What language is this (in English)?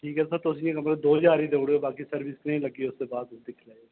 Dogri